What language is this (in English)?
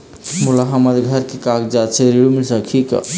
Chhattisgarhi